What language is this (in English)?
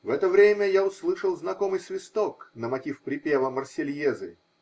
Russian